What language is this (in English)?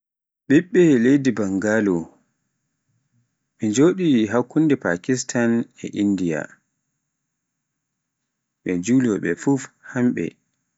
Pular